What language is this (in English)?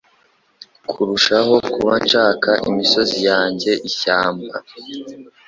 Kinyarwanda